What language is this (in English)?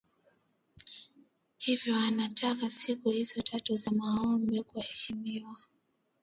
Swahili